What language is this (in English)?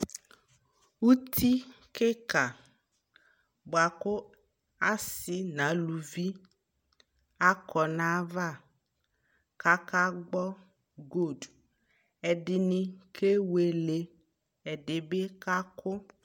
Ikposo